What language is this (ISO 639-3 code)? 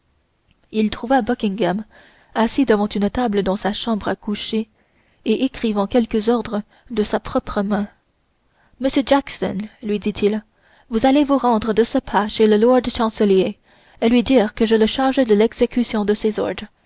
fra